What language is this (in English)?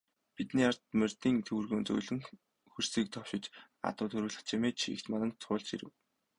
Mongolian